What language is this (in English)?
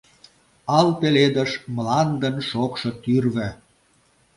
Mari